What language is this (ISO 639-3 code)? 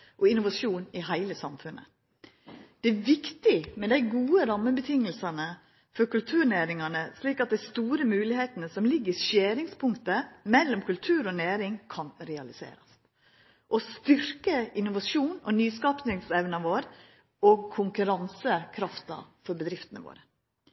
nno